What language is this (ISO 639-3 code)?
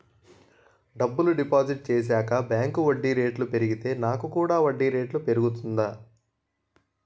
tel